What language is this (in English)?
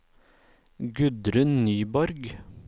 Norwegian